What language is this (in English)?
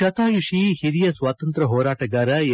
Kannada